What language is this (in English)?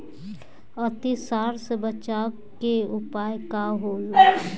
Bhojpuri